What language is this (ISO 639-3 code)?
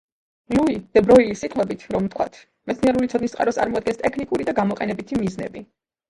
kat